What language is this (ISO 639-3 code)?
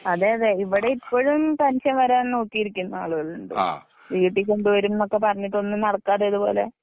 mal